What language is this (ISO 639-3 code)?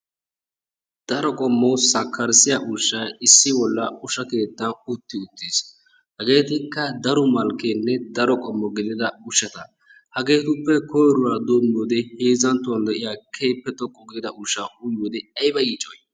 wal